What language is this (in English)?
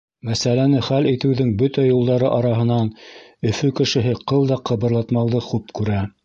Bashkir